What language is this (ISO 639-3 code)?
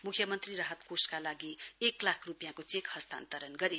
nep